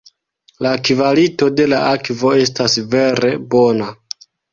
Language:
Esperanto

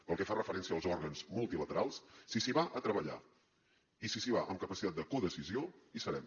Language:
Catalan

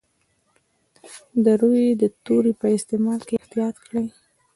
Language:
Pashto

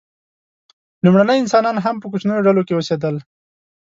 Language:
Pashto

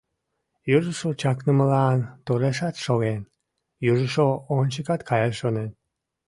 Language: Mari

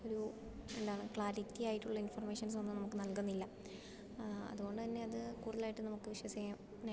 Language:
Malayalam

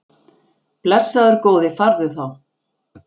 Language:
Icelandic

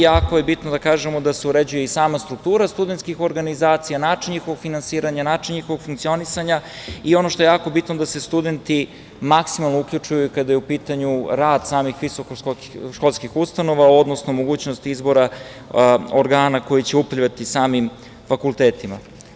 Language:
Serbian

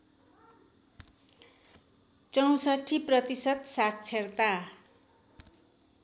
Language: Nepali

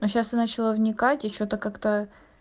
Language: Russian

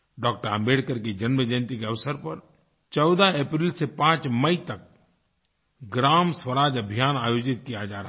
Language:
Hindi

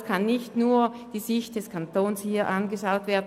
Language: Swiss German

